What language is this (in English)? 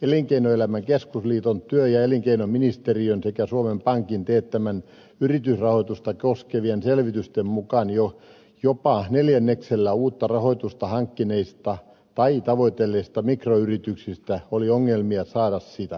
Finnish